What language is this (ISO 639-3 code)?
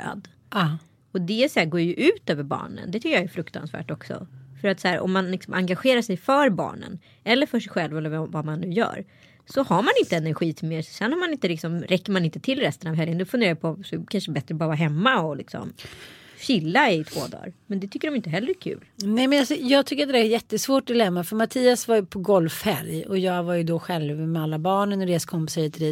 swe